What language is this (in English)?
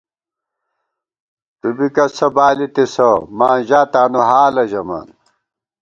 Gawar-Bati